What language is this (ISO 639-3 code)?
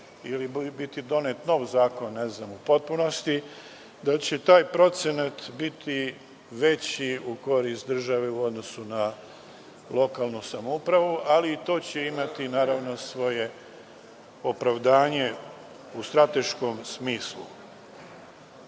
srp